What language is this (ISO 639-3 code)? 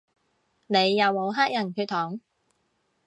yue